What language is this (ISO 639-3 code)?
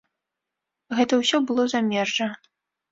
bel